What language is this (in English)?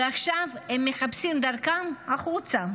Hebrew